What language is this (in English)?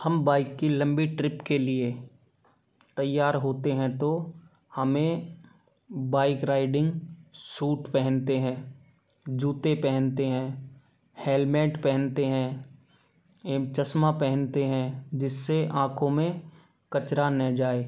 Hindi